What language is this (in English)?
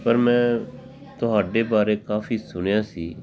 Punjabi